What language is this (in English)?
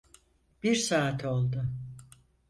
Turkish